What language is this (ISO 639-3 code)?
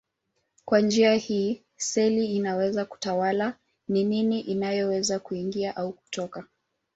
swa